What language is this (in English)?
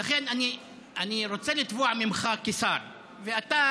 Hebrew